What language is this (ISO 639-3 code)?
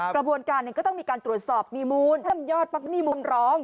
tha